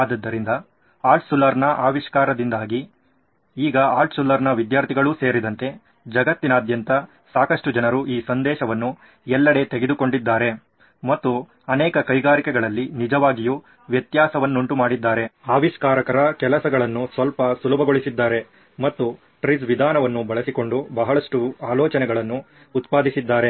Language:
Kannada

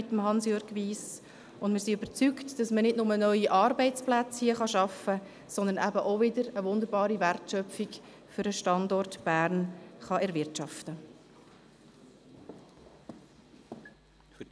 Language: Swiss German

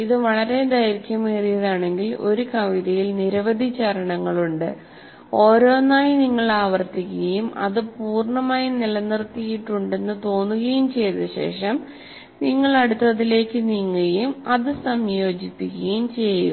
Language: Malayalam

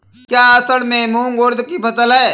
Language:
Hindi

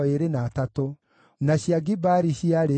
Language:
Kikuyu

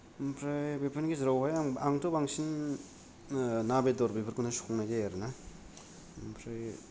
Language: Bodo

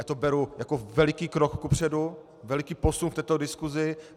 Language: Czech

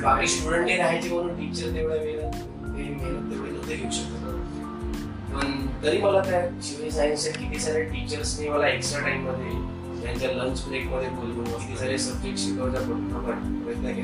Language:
Marathi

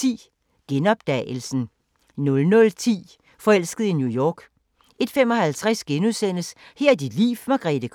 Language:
Danish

